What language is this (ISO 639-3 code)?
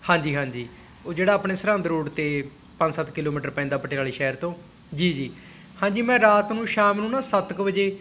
pan